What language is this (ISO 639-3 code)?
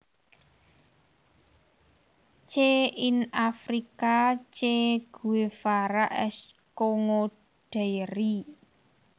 jav